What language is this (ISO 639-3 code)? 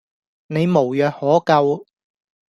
yue